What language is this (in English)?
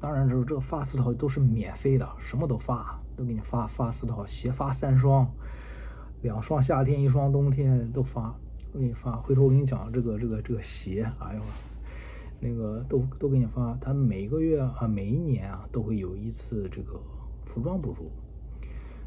Chinese